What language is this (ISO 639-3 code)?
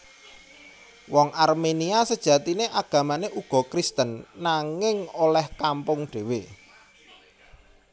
jav